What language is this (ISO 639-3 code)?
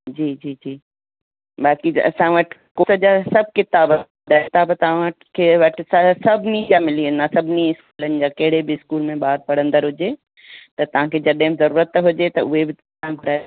snd